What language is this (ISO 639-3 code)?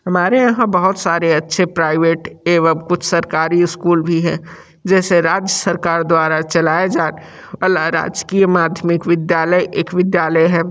hin